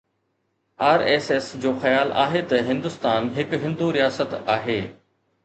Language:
Sindhi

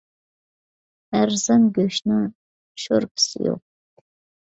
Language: Uyghur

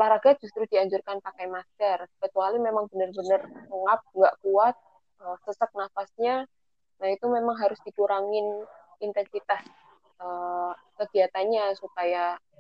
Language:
Indonesian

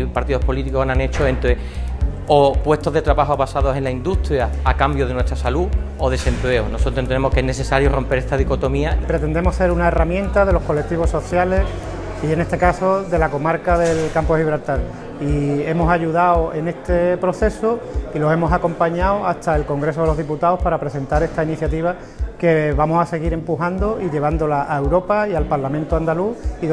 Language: Spanish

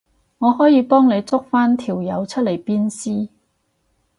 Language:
Cantonese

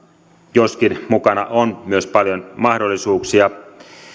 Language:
Finnish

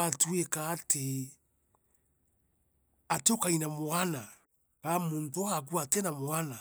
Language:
Meru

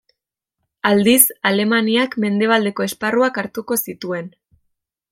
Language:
Basque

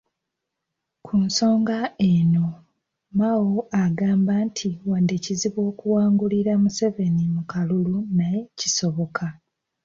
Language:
Ganda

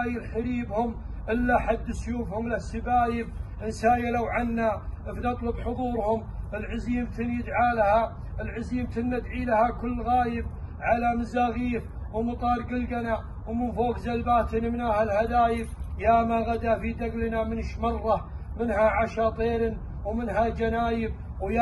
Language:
Arabic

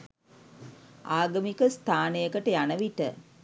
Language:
Sinhala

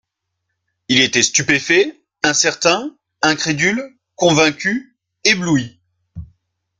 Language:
French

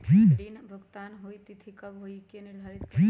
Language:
Magahi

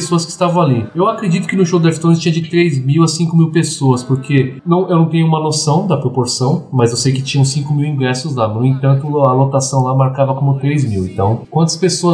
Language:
Portuguese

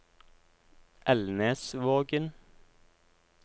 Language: Norwegian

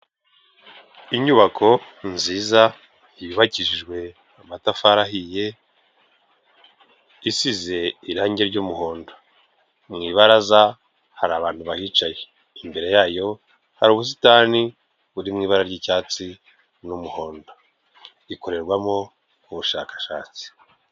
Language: Kinyarwanda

